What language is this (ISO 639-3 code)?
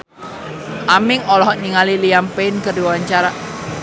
sun